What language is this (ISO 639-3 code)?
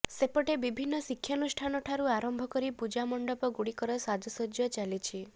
ori